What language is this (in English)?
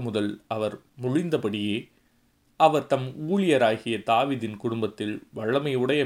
Tamil